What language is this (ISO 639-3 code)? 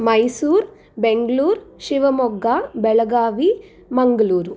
san